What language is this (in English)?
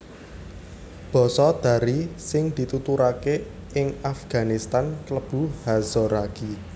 Javanese